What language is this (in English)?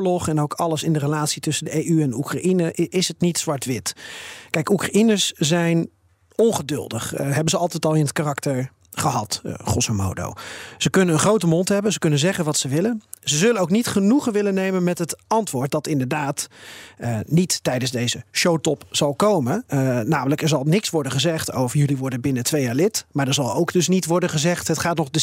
Dutch